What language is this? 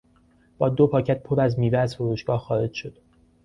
Persian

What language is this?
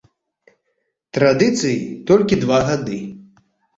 Belarusian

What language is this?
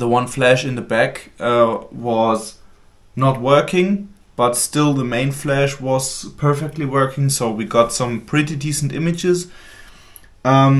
English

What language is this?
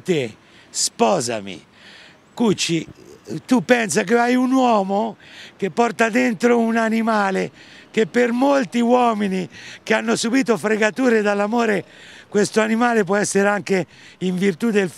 Italian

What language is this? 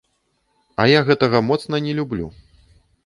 Belarusian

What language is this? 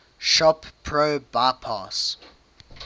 English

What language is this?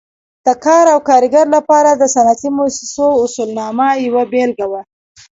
Pashto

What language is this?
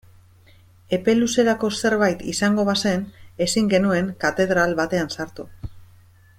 Basque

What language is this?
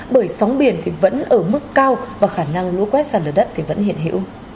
Vietnamese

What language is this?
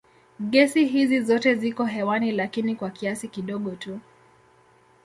Swahili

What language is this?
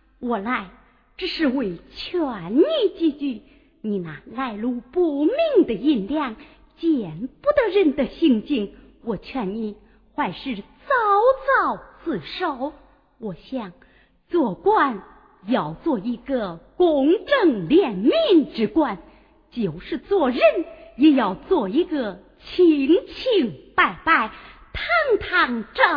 Chinese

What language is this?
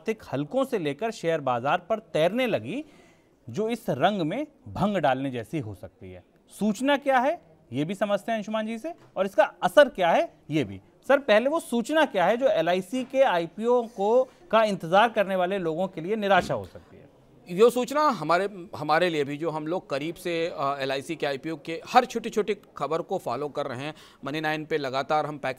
Hindi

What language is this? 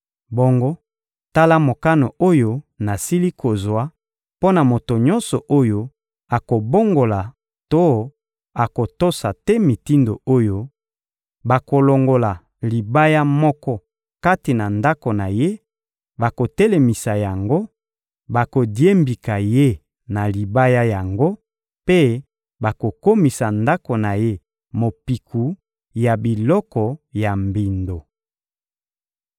Lingala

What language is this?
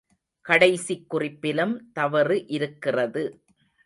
Tamil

